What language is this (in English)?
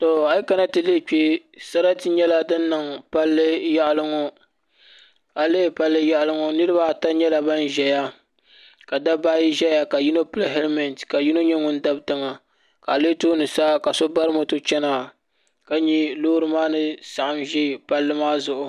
Dagbani